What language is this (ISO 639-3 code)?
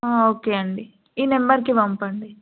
tel